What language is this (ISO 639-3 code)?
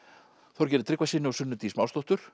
isl